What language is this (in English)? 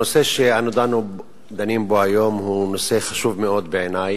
Hebrew